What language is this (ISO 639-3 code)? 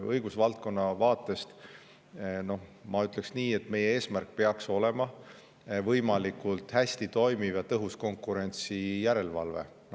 est